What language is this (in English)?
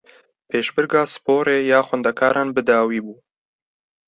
Kurdish